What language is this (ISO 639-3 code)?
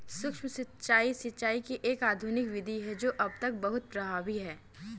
hin